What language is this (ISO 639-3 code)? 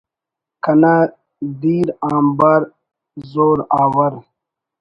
brh